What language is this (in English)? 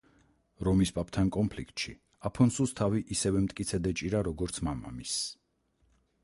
Georgian